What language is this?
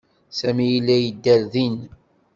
Kabyle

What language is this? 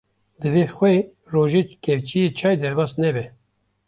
Kurdish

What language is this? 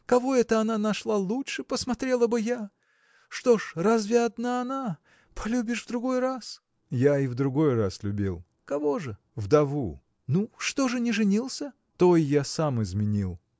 Russian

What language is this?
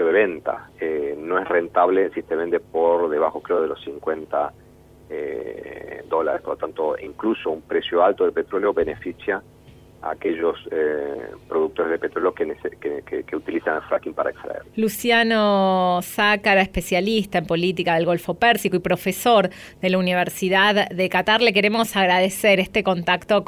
Spanish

